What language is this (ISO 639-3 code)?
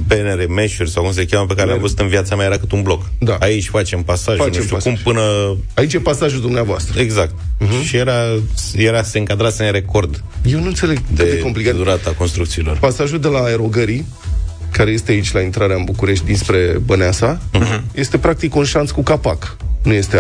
ron